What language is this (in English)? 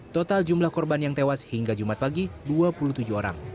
Indonesian